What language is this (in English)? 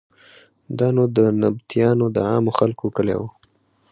Pashto